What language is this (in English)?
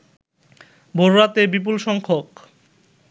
Bangla